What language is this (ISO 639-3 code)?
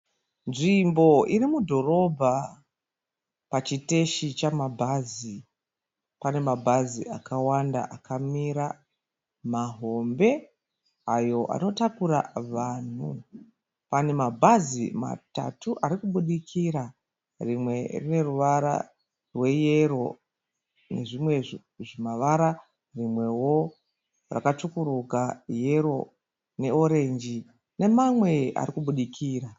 sna